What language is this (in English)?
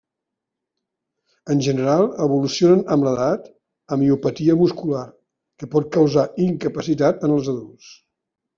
Catalan